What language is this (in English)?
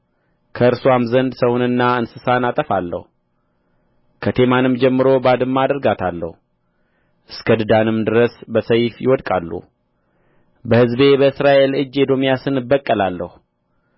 Amharic